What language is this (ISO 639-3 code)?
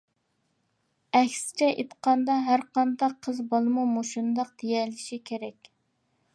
uig